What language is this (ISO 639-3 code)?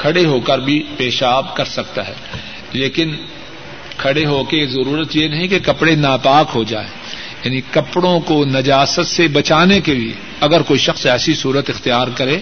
urd